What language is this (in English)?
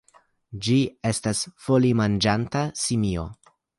Esperanto